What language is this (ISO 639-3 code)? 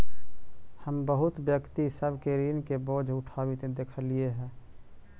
mag